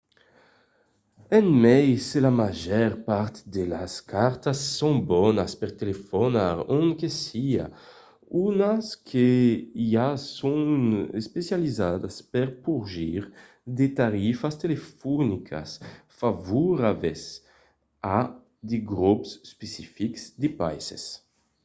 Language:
Occitan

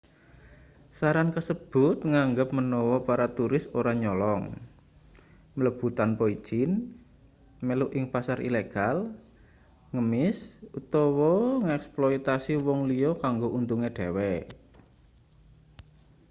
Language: Javanese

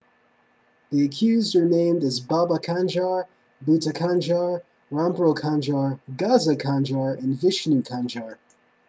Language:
English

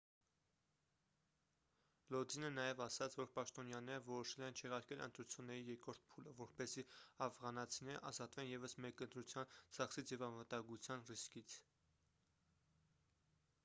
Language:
Armenian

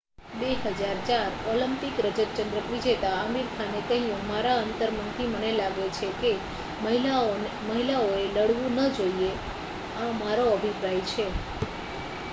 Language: Gujarati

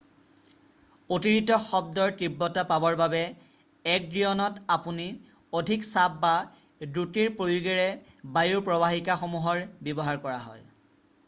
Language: Assamese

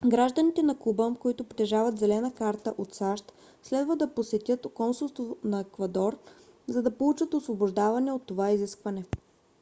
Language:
Bulgarian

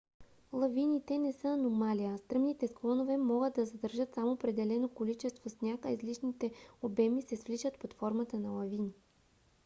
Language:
Bulgarian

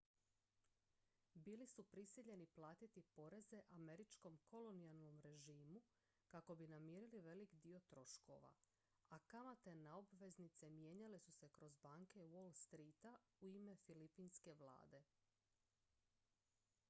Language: Croatian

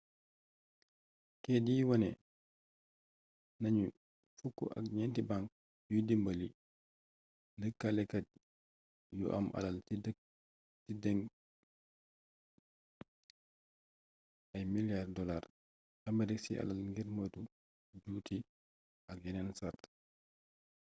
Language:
Wolof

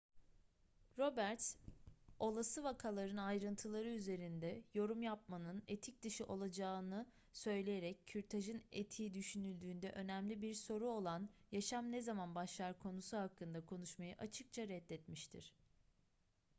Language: Turkish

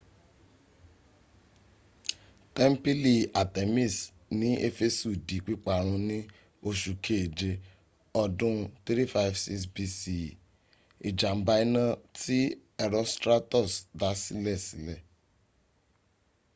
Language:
Yoruba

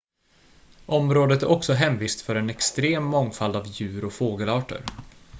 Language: Swedish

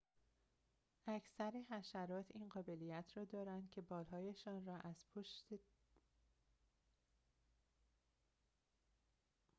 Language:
Persian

